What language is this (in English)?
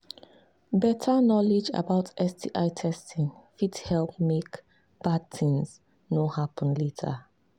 Nigerian Pidgin